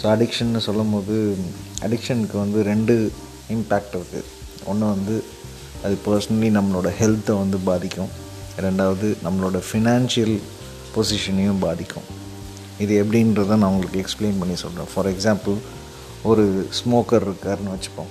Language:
Tamil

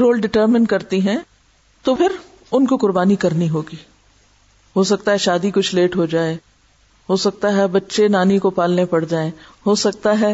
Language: Urdu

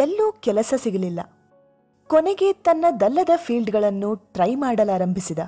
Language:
Kannada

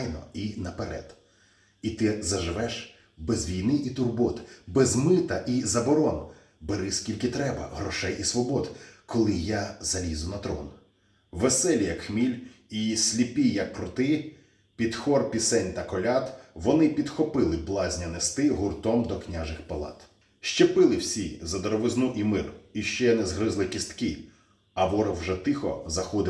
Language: Ukrainian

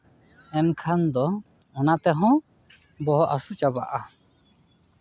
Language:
Santali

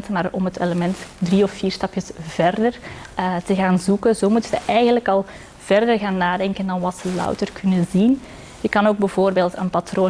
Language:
Dutch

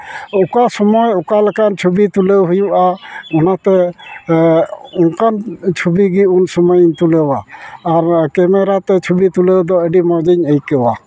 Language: Santali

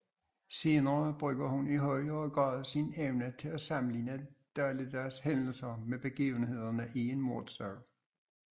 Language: Danish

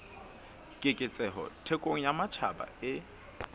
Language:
Southern Sotho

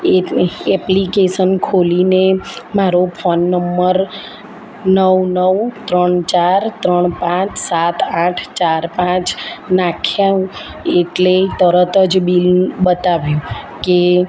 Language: Gujarati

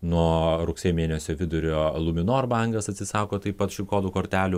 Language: Lithuanian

